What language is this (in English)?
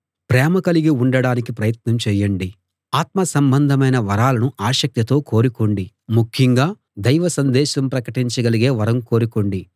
Telugu